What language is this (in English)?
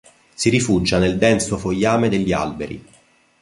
Italian